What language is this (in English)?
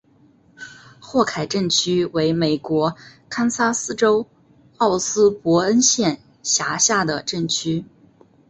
Chinese